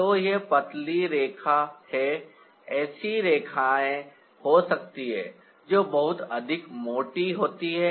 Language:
Hindi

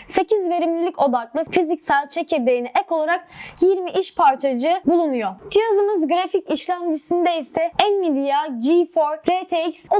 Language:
Turkish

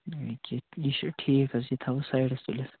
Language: Kashmiri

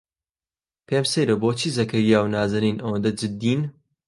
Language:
Central Kurdish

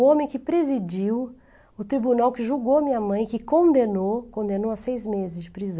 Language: Portuguese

